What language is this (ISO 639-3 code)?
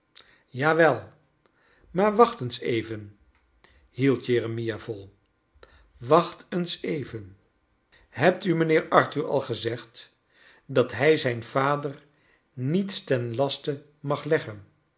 nld